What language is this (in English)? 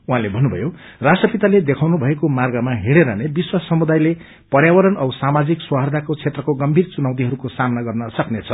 Nepali